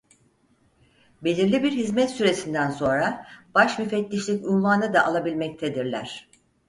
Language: Turkish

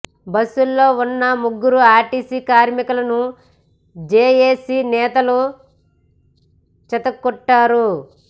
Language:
Telugu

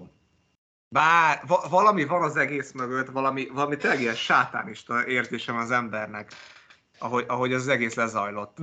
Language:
Hungarian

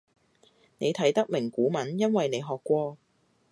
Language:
Cantonese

